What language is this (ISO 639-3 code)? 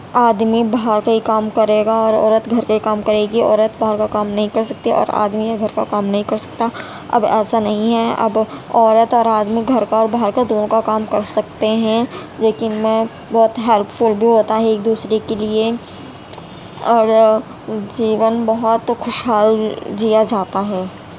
urd